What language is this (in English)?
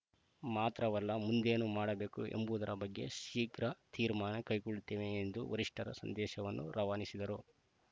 Kannada